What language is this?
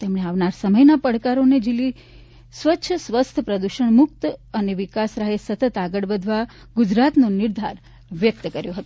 Gujarati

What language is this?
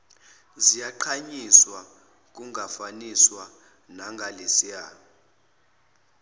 Zulu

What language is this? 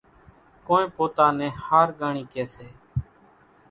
Kachi Koli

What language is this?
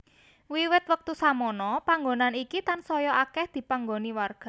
Javanese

